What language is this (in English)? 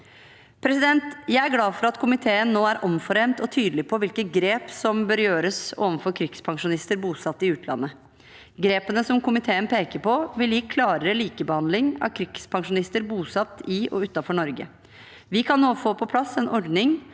Norwegian